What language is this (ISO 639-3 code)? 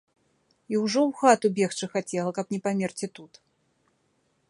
bel